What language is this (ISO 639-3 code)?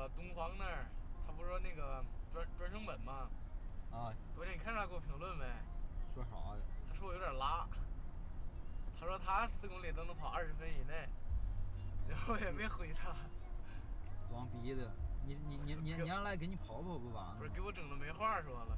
zho